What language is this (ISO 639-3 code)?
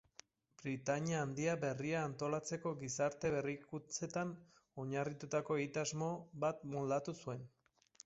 eus